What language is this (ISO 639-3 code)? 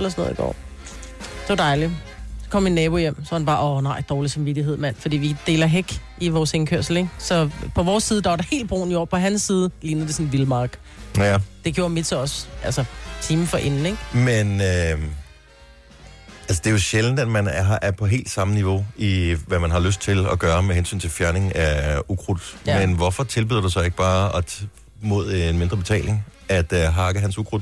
dan